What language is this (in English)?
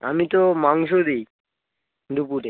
Bangla